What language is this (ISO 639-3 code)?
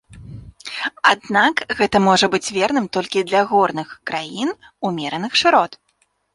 bel